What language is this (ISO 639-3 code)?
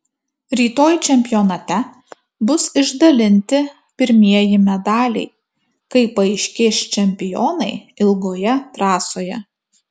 lit